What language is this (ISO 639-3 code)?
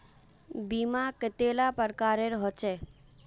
mag